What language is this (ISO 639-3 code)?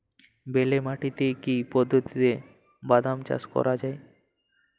ben